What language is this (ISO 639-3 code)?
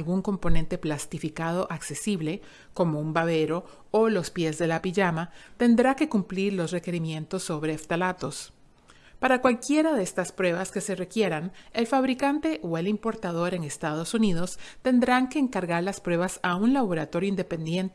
spa